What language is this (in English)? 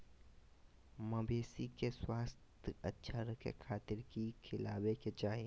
Magahi